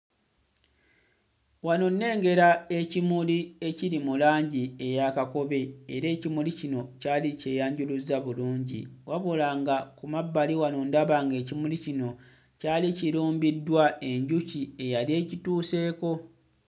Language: Ganda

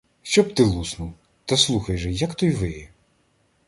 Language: Ukrainian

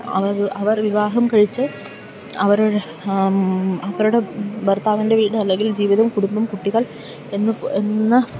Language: Malayalam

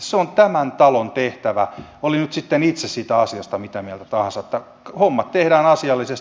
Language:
Finnish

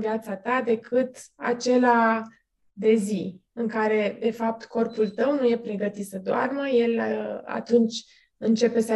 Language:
Romanian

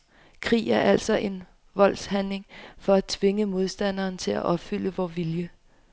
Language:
Danish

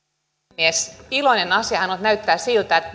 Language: Finnish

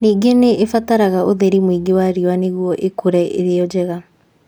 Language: Kikuyu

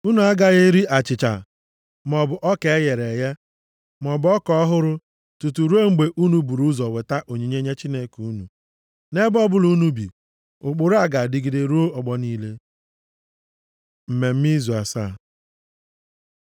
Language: Igbo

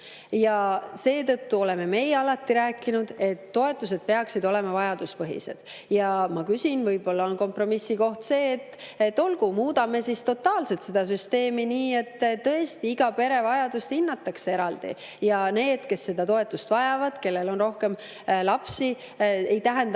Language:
Estonian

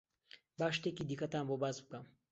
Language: Central Kurdish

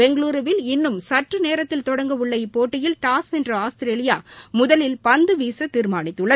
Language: Tamil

